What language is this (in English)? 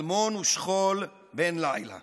Hebrew